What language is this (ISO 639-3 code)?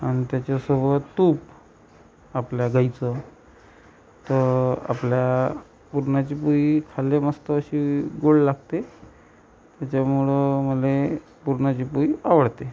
mar